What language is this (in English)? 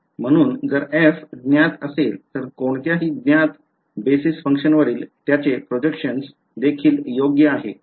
Marathi